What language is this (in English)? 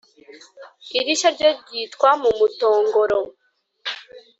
Kinyarwanda